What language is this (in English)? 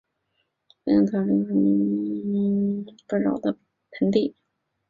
Chinese